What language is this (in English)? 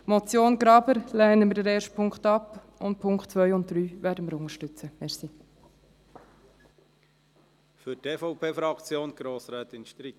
Swiss German